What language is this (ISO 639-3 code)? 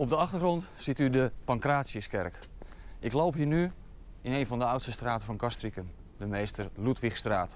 nld